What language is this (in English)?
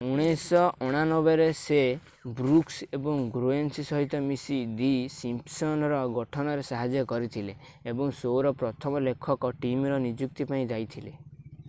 Odia